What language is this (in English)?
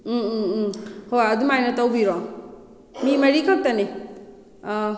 Manipuri